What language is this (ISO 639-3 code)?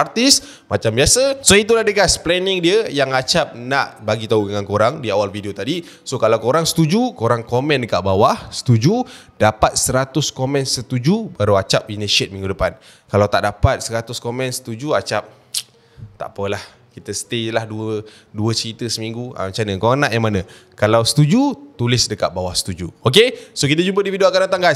msa